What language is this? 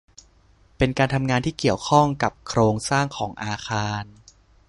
Thai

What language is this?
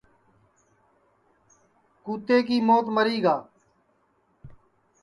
Sansi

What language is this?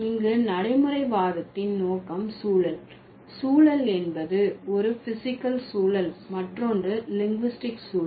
Tamil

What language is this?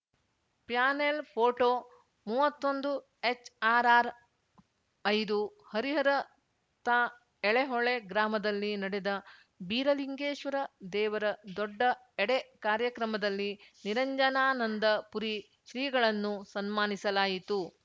Kannada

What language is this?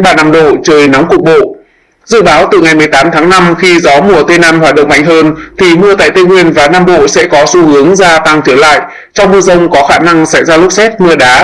Vietnamese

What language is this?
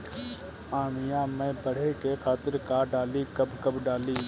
Bhojpuri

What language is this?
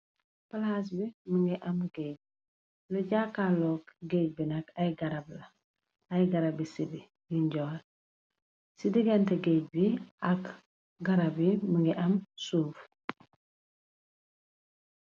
Wolof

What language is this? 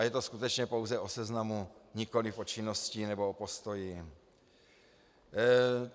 Czech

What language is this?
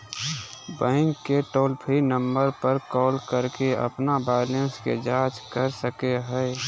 Magahi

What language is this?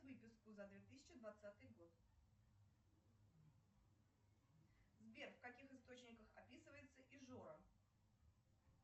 Russian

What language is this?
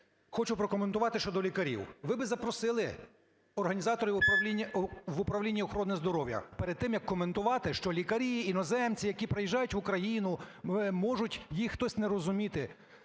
Ukrainian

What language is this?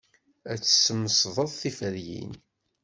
Kabyle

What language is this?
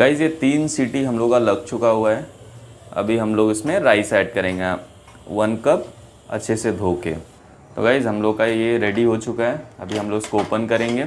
Hindi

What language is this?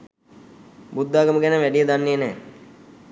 Sinhala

